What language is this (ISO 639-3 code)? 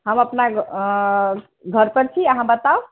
mai